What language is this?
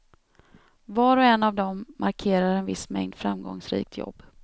Swedish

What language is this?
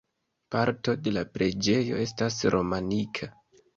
Esperanto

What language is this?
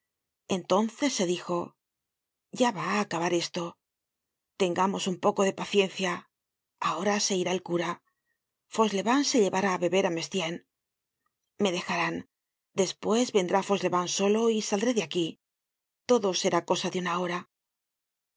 Spanish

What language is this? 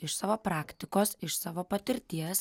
Lithuanian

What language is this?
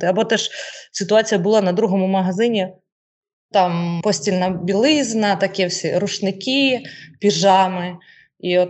Ukrainian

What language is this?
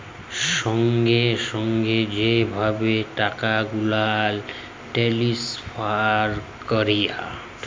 Bangla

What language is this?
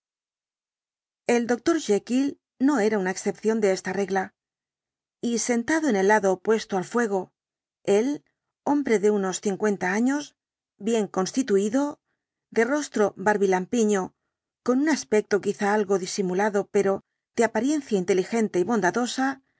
Spanish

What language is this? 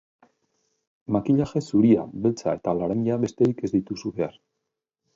Basque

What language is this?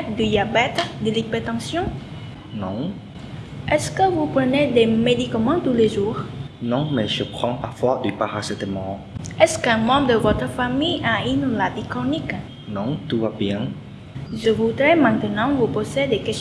French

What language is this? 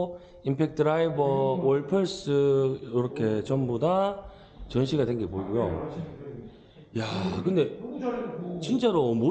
Korean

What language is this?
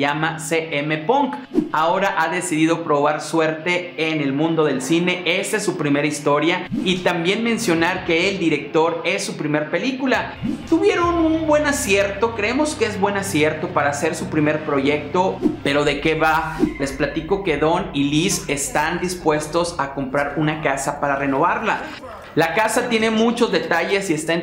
Spanish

